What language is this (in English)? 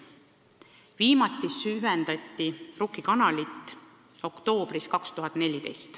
Estonian